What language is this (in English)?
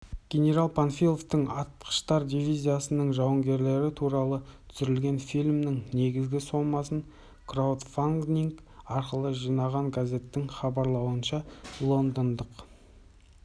Kazakh